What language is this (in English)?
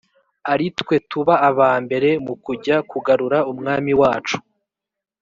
Kinyarwanda